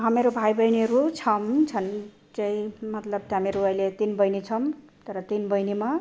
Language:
Nepali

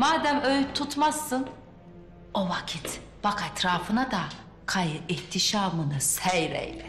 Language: Turkish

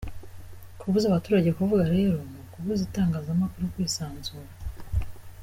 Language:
Kinyarwanda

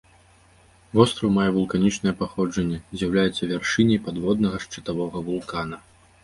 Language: Belarusian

